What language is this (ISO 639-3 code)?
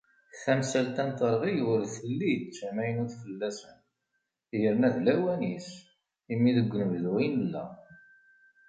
kab